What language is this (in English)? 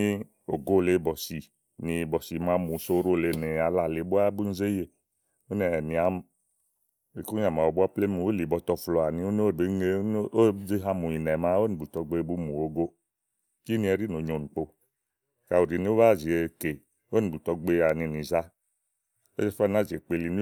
Igo